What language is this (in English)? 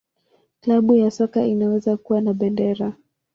Swahili